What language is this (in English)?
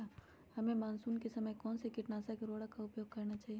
Magahi